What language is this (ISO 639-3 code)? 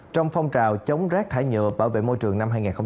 vie